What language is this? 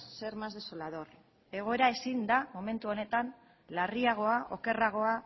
Basque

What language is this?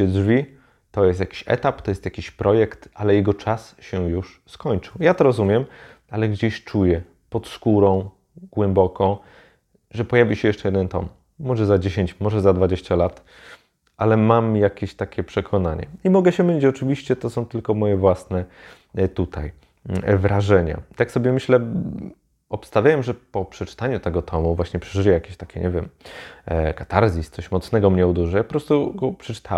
Polish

